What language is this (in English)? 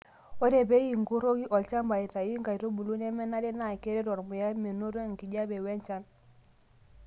Masai